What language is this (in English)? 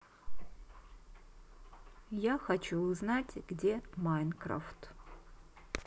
Russian